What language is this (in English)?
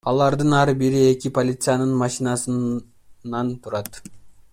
Kyrgyz